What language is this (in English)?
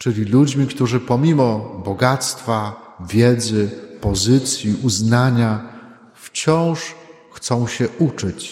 Polish